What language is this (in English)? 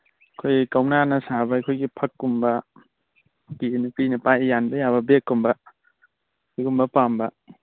Manipuri